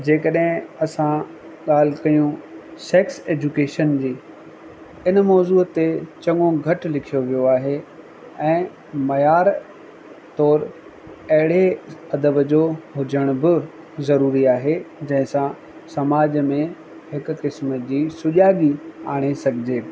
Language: Sindhi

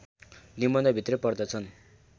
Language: Nepali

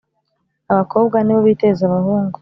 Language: Kinyarwanda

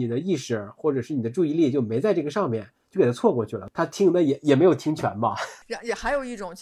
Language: Chinese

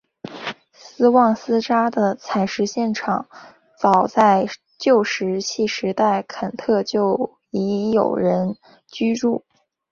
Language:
Chinese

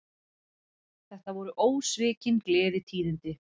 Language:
Icelandic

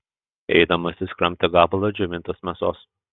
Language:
Lithuanian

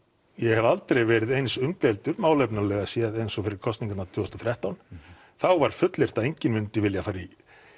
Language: Icelandic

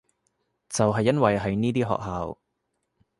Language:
Cantonese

